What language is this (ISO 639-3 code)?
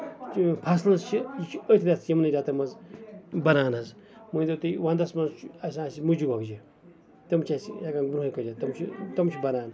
kas